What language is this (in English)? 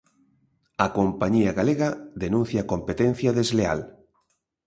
Galician